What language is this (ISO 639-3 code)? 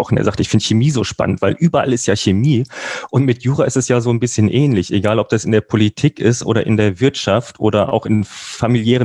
deu